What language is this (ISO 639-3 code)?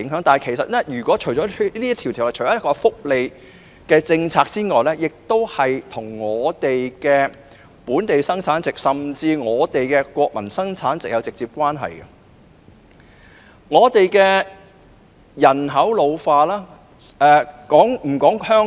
yue